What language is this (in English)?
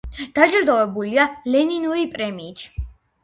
Georgian